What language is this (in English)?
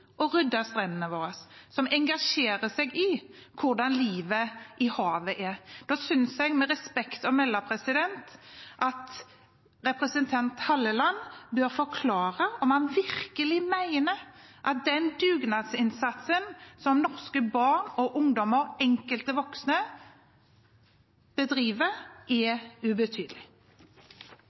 Norwegian Bokmål